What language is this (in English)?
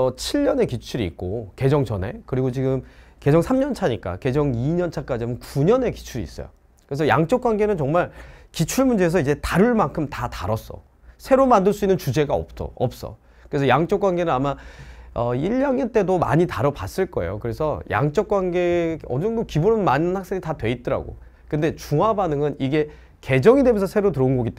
Korean